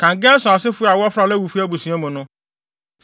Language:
Akan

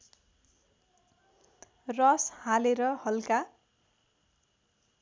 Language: Nepali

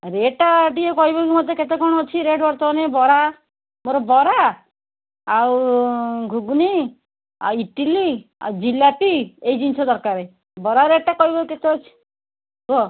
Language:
Odia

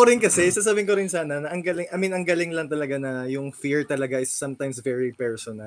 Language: Filipino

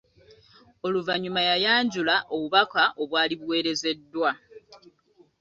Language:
Ganda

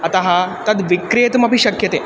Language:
Sanskrit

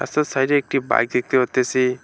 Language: Bangla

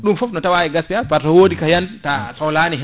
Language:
Fula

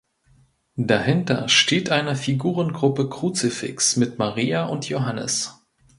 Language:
German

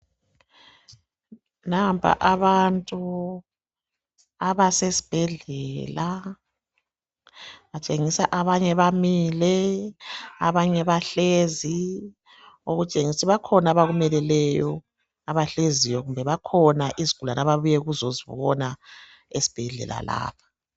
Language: North Ndebele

